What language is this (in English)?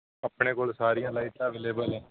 Punjabi